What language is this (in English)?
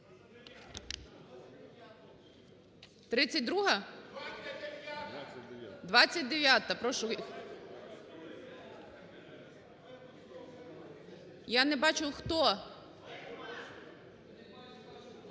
Ukrainian